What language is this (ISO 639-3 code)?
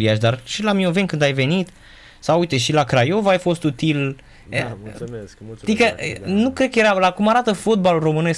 ron